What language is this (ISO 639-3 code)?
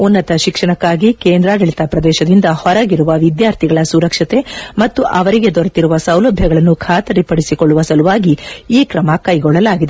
kan